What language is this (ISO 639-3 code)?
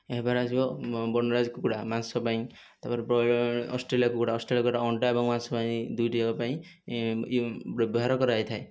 ori